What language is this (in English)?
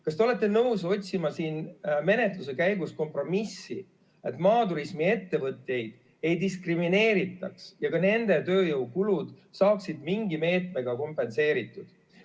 Estonian